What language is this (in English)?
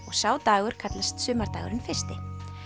Icelandic